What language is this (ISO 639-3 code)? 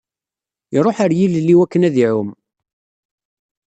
kab